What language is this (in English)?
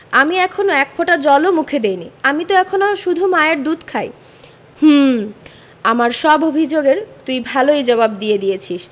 Bangla